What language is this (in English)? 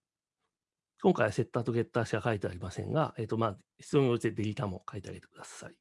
Japanese